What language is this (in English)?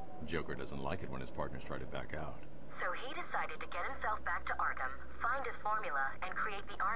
Polish